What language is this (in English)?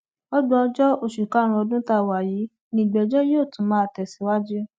Yoruba